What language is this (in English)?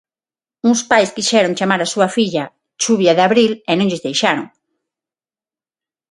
Galician